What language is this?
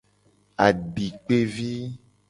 Gen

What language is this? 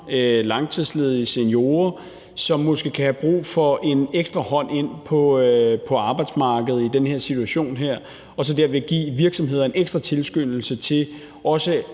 Danish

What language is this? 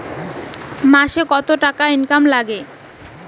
Bangla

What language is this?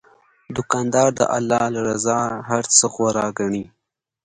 Pashto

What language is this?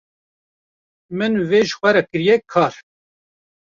Kurdish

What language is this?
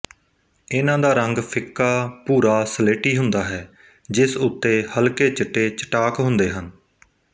Punjabi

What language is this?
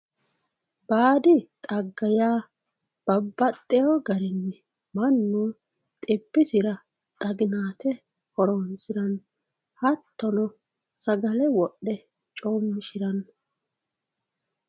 Sidamo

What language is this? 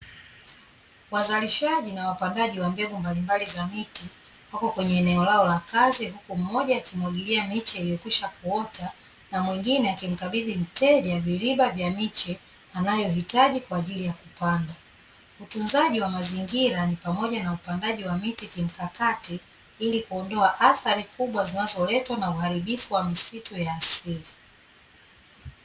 Swahili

